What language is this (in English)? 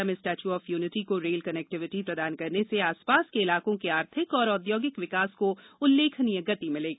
Hindi